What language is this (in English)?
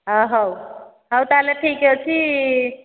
Odia